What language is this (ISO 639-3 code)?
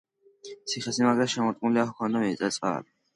kat